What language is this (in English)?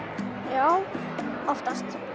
Icelandic